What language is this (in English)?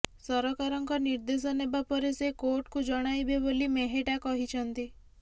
Odia